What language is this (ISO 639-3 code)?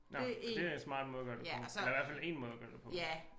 dan